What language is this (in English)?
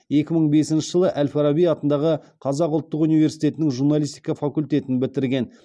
Kazakh